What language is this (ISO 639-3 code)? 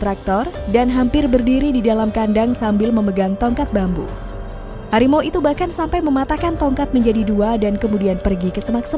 ind